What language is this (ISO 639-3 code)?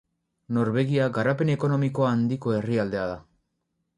eus